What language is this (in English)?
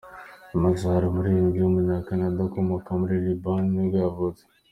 Kinyarwanda